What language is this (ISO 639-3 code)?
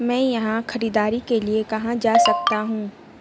urd